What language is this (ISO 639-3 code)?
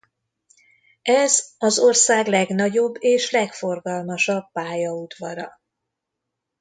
hun